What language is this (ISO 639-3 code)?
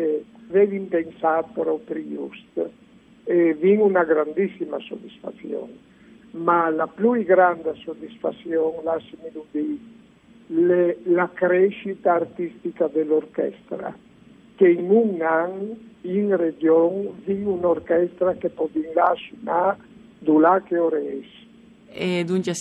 ita